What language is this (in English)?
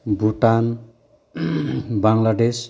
Bodo